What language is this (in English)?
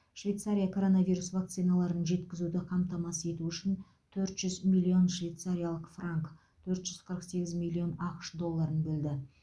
Kazakh